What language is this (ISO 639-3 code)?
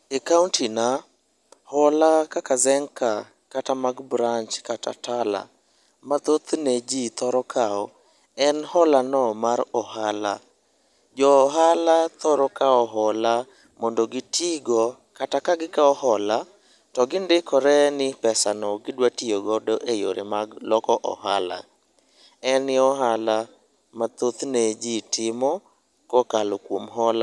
luo